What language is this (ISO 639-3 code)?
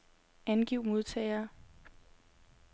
dan